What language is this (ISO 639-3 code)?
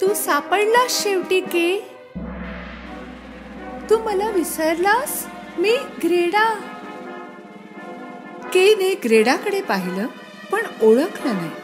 mar